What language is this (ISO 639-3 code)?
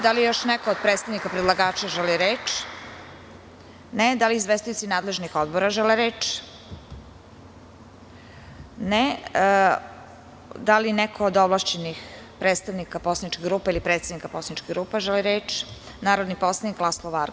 srp